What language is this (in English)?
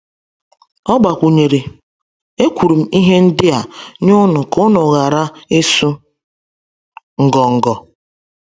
Igbo